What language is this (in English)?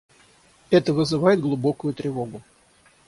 Russian